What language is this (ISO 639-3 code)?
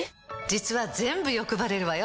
jpn